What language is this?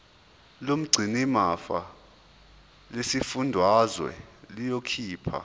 Zulu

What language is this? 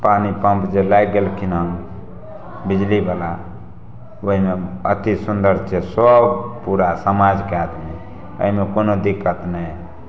Maithili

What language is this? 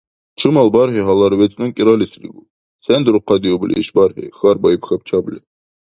Dargwa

